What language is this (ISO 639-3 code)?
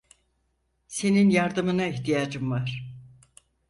tur